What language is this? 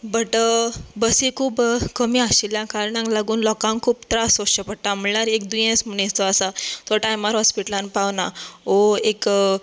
Konkani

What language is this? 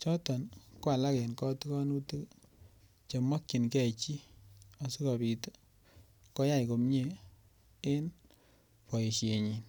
Kalenjin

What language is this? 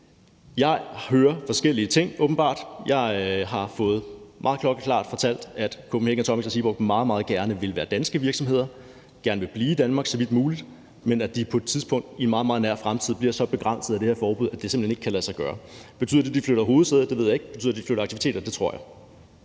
Danish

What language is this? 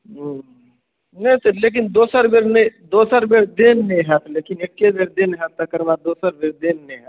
Maithili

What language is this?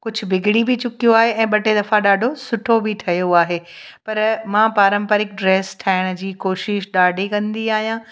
Sindhi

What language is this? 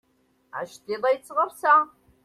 Kabyle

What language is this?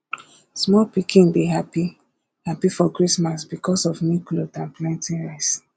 Nigerian Pidgin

